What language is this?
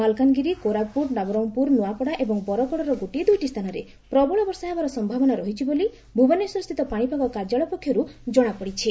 Odia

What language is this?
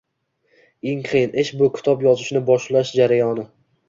Uzbek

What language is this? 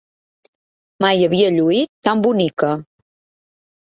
Catalan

